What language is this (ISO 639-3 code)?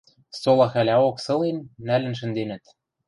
mrj